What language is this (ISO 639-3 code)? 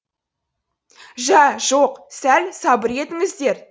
kaz